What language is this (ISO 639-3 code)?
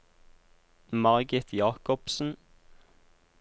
nor